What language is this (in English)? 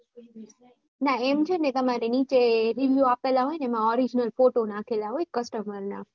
Gujarati